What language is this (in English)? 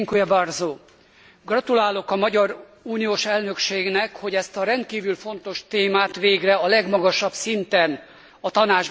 Hungarian